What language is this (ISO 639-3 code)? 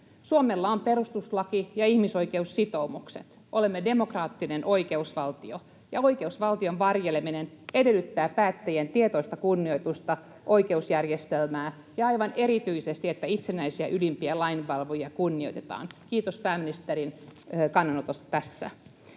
fin